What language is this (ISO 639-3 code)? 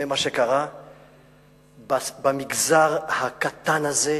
heb